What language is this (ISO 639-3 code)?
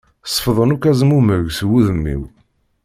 kab